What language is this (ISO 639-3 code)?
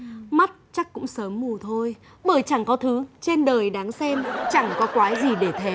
vie